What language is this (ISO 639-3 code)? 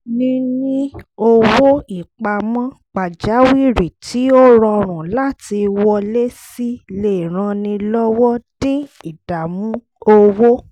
yor